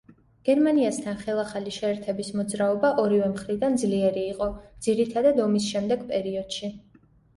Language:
Georgian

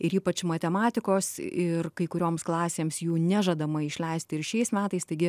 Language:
Lithuanian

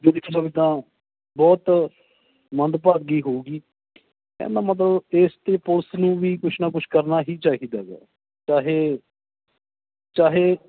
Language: Punjabi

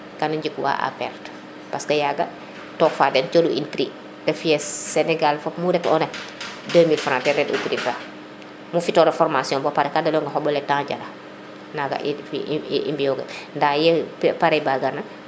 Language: Serer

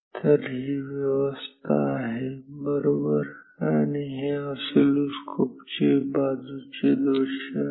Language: Marathi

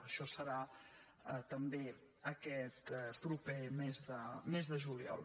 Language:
Catalan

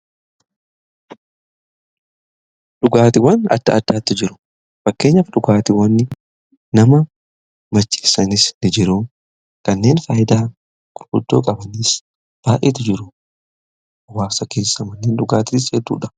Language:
Oromo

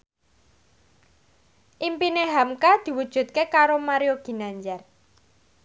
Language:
Javanese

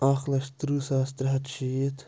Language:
Kashmiri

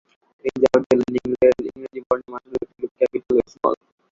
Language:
Bangla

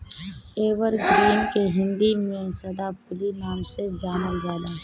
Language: Bhojpuri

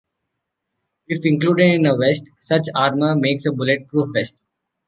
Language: English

